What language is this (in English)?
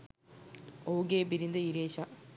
Sinhala